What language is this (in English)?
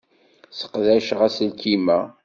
Kabyle